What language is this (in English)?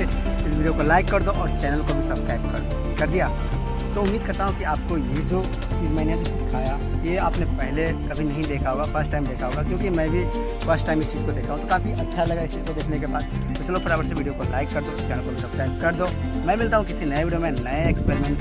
Hindi